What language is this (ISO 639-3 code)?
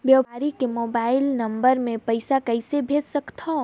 hne